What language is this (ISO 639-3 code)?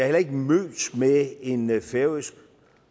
dan